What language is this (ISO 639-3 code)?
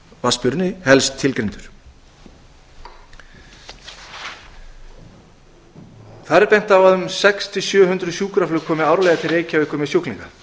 isl